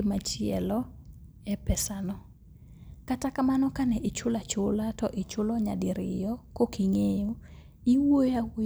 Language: Luo (Kenya and Tanzania)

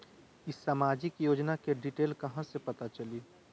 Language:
Magahi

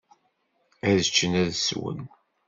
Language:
Kabyle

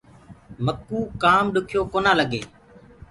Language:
Gurgula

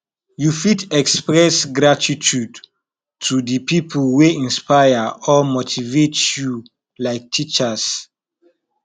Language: Nigerian Pidgin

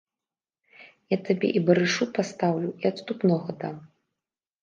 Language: Belarusian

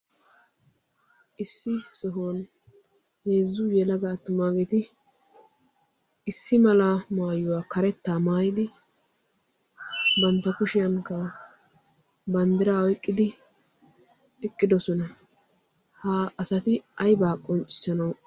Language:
Wolaytta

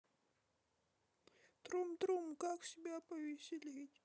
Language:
Russian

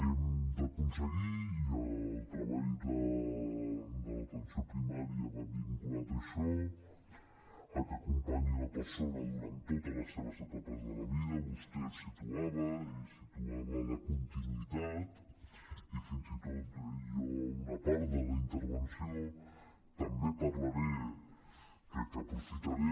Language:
Catalan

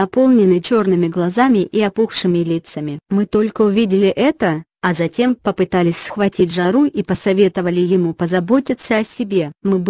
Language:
Russian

